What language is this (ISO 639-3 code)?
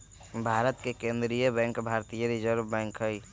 mag